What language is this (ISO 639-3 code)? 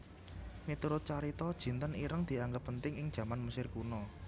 jav